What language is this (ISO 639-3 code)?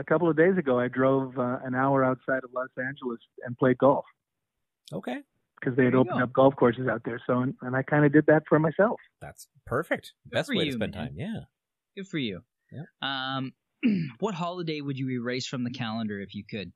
eng